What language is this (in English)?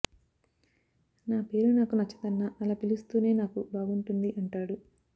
Telugu